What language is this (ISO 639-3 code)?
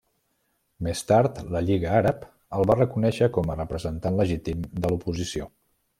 cat